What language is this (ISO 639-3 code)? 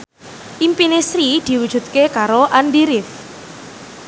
jav